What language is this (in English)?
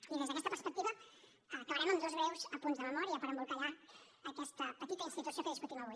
Catalan